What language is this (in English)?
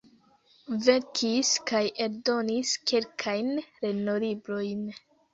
Esperanto